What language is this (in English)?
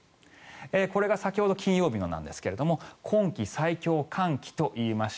Japanese